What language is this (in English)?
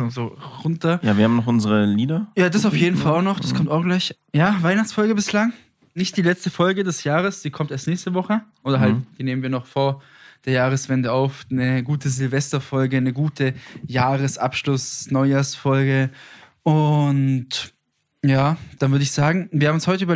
German